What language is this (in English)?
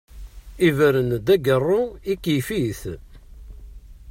Kabyle